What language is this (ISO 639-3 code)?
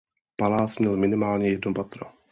ces